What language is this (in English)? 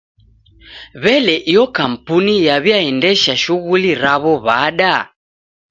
Taita